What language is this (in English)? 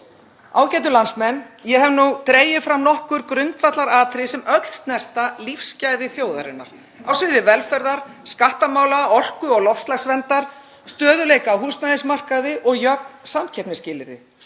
Icelandic